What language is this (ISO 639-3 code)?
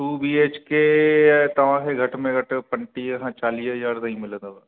snd